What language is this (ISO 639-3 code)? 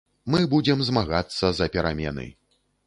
bel